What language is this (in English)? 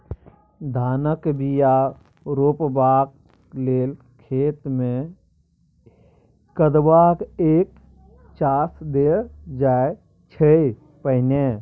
Maithili